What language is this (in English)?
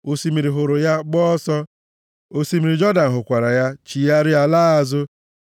Igbo